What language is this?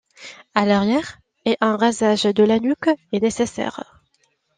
French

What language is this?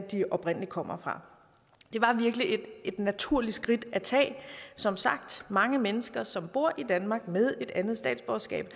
Danish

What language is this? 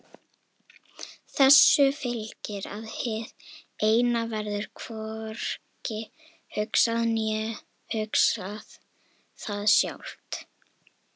Icelandic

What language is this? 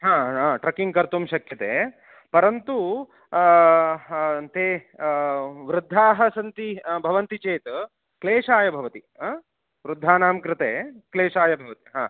Sanskrit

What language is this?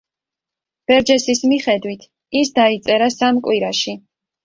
Georgian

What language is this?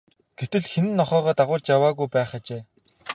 Mongolian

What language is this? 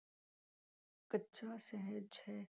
Punjabi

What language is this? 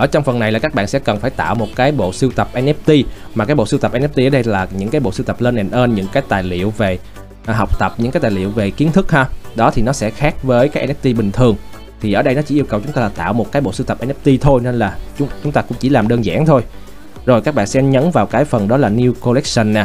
Vietnamese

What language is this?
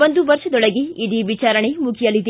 Kannada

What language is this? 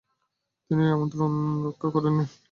Bangla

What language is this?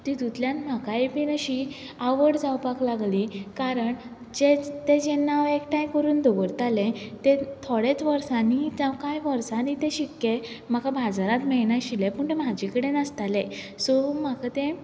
Konkani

